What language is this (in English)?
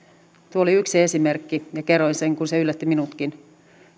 Finnish